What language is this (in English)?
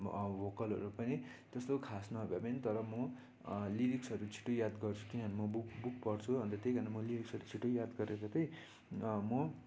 Nepali